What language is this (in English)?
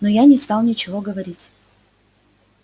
Russian